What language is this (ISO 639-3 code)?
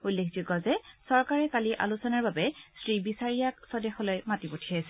asm